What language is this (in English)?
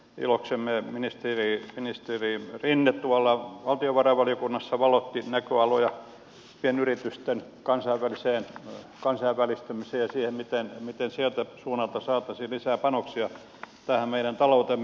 Finnish